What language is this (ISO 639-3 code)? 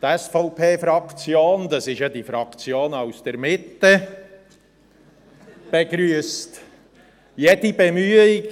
gsw